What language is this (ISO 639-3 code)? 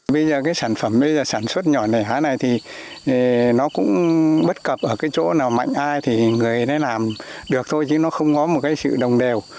vie